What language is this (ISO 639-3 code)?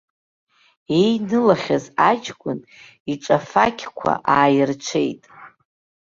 abk